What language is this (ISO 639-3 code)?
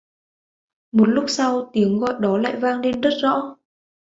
vie